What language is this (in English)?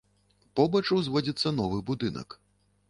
Belarusian